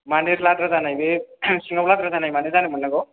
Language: Bodo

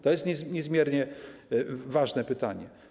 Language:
Polish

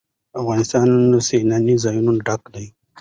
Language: Pashto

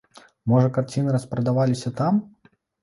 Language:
Belarusian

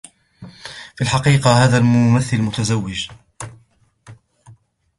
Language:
Arabic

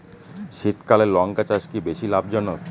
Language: Bangla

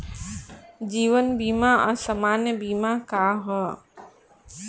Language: Bhojpuri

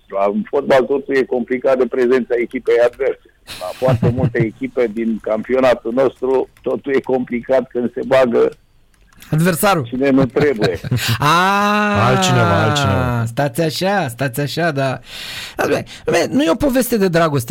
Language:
Romanian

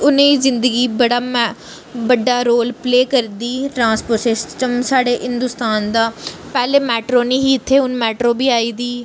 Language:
Dogri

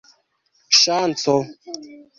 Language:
Esperanto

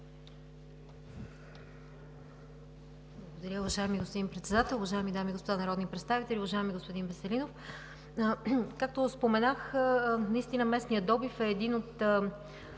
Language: Bulgarian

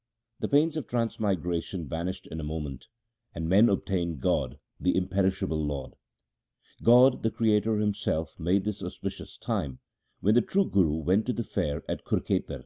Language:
English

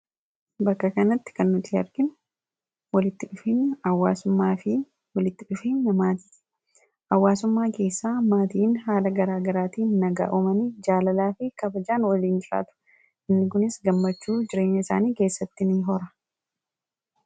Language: Oromo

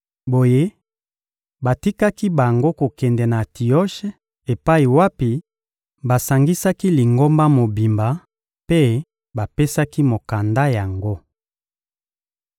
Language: Lingala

